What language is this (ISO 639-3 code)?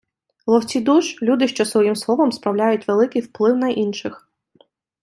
ukr